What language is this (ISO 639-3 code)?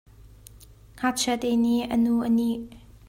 cnh